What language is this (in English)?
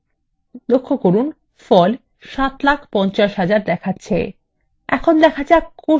Bangla